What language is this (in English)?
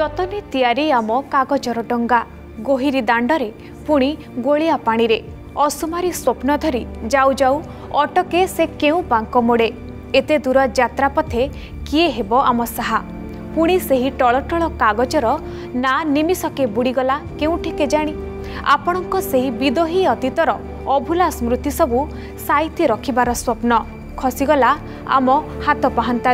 Hindi